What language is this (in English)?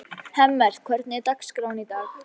Icelandic